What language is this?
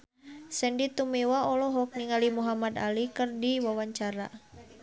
Sundanese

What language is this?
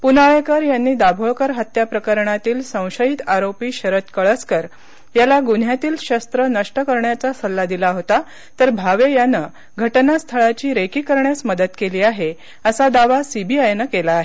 Marathi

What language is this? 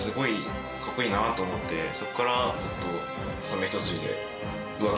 Japanese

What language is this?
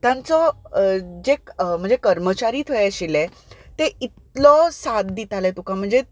Konkani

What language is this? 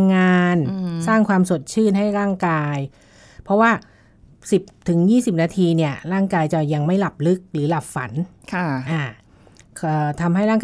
Thai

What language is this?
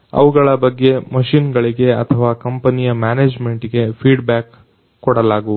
Kannada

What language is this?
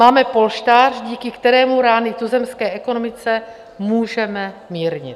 Czech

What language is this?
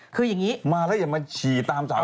Thai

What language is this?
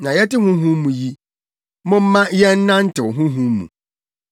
Akan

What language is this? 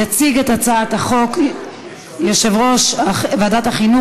Hebrew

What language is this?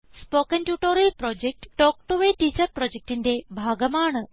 Malayalam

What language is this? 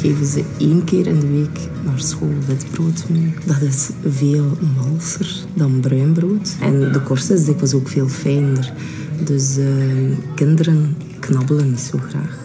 Dutch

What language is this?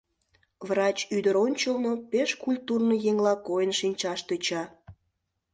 Mari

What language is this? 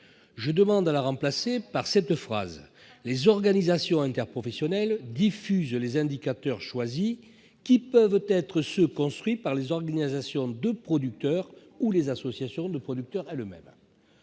French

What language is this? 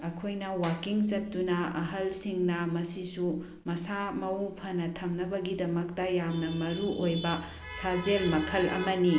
Manipuri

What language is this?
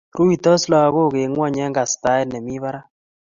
Kalenjin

